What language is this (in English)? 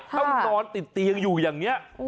Thai